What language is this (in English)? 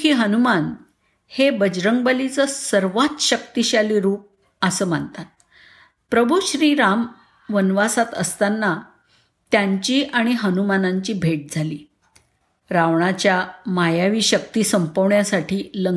Marathi